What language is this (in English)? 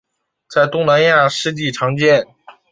Chinese